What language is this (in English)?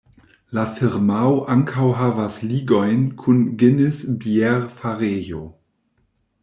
Esperanto